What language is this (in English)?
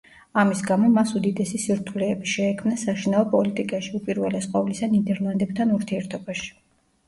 Georgian